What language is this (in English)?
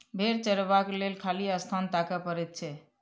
Maithili